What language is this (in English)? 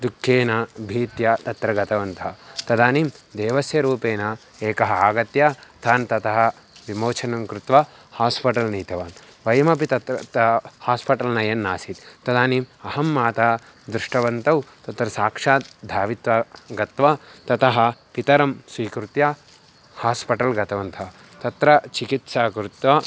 Sanskrit